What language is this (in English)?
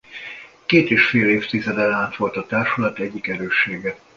Hungarian